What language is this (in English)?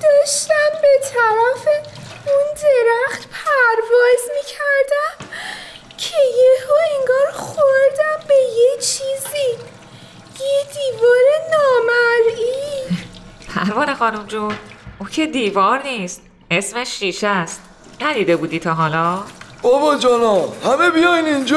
Persian